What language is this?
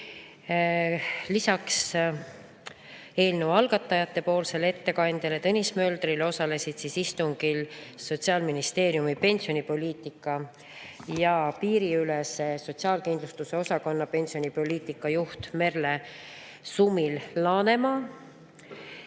Estonian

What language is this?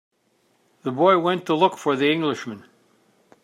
English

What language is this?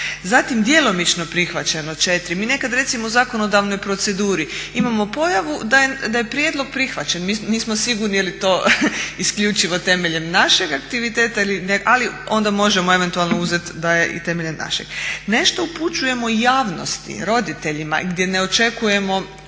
Croatian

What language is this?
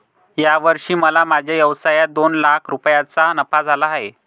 Marathi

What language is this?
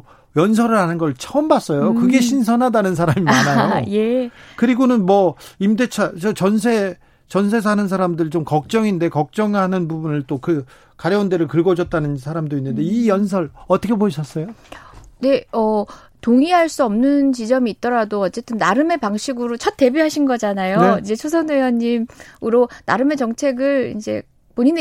Korean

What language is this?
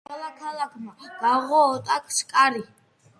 Georgian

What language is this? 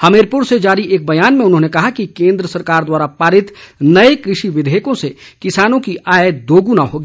Hindi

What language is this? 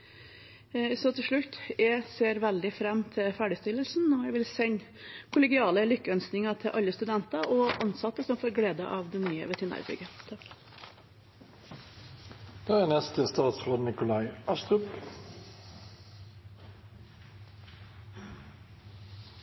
Norwegian Bokmål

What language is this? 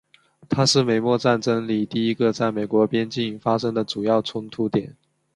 Chinese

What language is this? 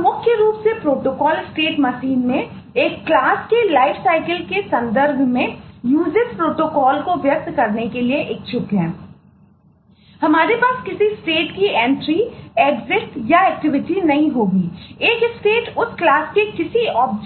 Hindi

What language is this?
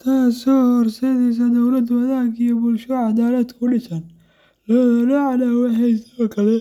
Somali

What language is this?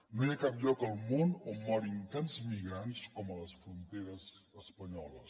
Catalan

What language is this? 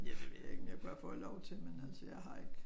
Danish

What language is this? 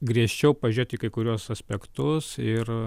Lithuanian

